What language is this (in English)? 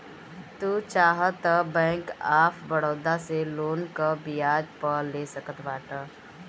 Bhojpuri